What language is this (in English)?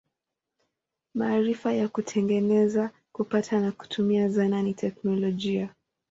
Swahili